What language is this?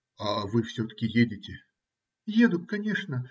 Russian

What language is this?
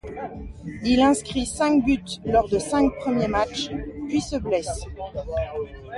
French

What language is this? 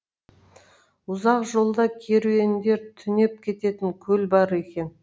Kazakh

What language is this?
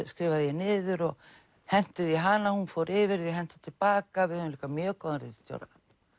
Icelandic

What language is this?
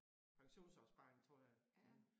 Danish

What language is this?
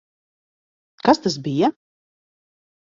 Latvian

